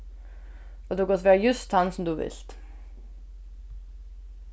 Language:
Faroese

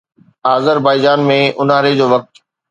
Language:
Sindhi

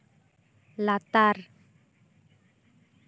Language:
Santali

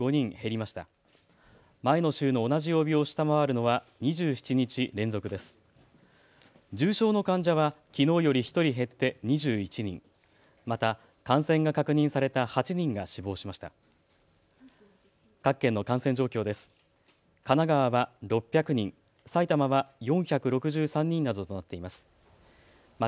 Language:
Japanese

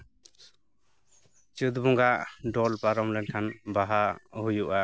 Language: Santali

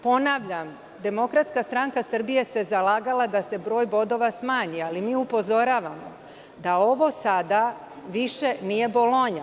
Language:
Serbian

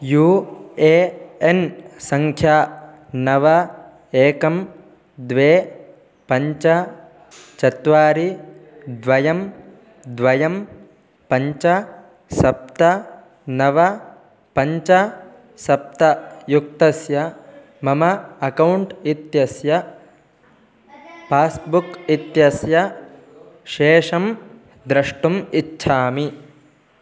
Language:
Sanskrit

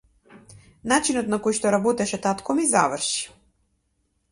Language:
Macedonian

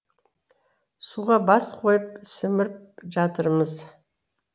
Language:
Kazakh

